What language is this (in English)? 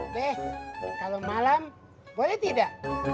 Indonesian